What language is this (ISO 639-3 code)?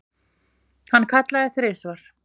isl